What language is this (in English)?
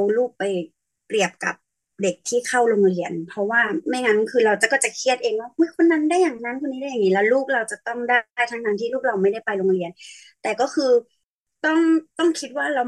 Thai